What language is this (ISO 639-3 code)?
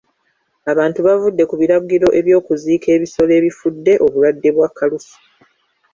lug